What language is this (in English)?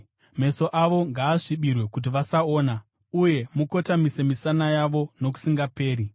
Shona